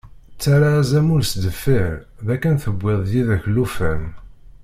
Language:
Kabyle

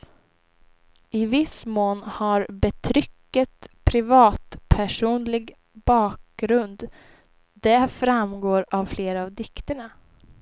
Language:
Swedish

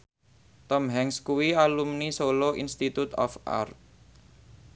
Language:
Javanese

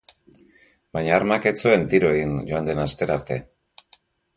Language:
Basque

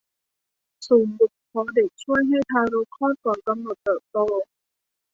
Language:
Thai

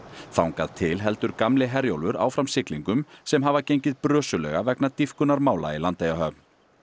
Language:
Icelandic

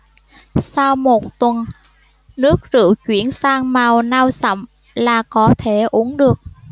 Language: Vietnamese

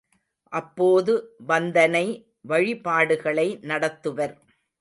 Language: Tamil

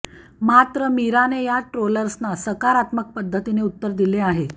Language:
Marathi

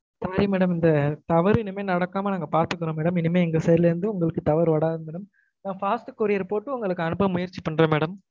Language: Tamil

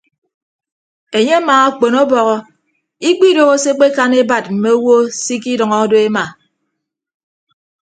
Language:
Ibibio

